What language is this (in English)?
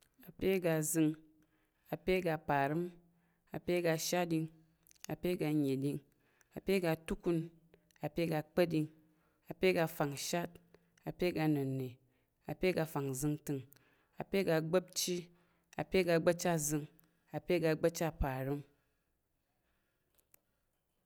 Tarok